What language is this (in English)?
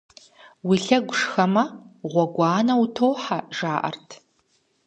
Kabardian